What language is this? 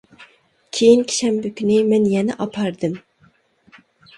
Uyghur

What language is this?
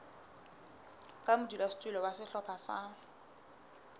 Southern Sotho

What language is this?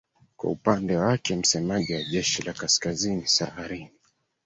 Swahili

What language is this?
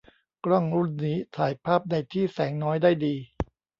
Thai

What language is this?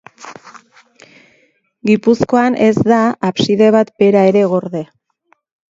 Basque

